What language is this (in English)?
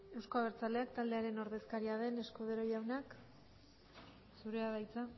Basque